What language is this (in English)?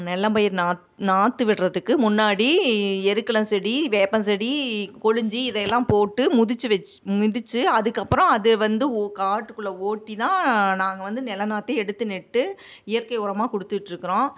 Tamil